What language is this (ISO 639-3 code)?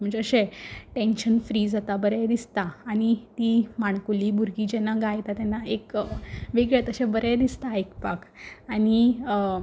kok